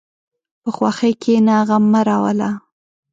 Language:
Pashto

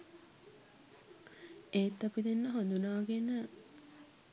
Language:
Sinhala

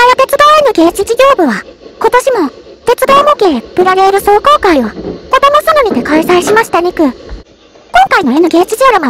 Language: Japanese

